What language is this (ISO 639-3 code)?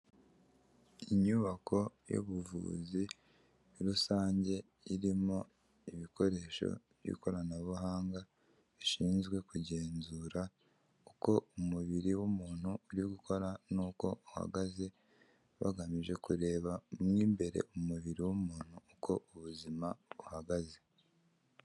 kin